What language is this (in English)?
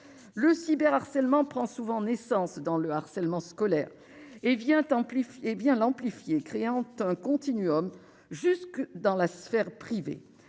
French